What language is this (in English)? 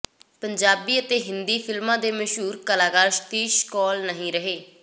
Punjabi